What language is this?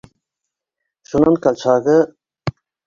Bashkir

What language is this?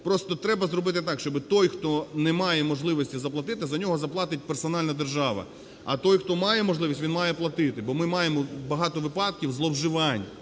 Ukrainian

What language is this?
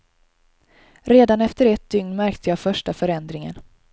Swedish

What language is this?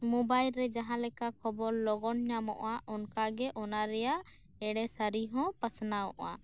Santali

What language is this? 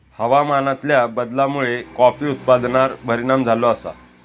Marathi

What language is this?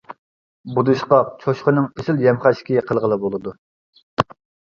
Uyghur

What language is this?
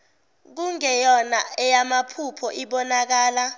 Zulu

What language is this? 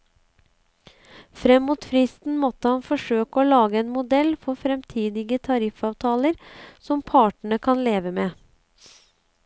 Norwegian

